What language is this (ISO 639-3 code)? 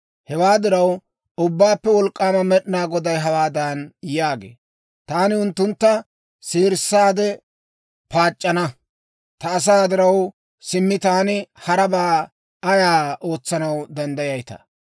dwr